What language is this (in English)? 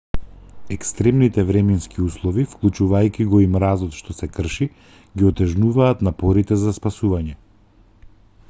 Macedonian